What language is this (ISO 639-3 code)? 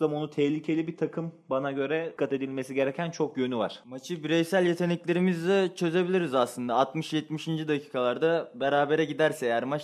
tur